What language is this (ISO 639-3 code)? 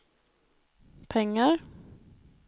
swe